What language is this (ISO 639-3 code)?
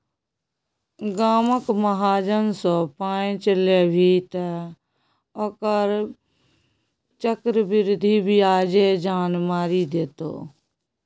mai